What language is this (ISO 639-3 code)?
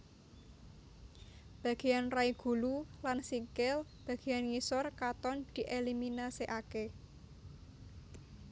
jav